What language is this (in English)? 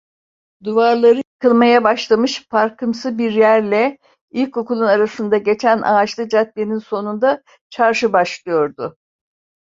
Turkish